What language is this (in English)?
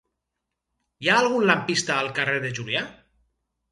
Catalan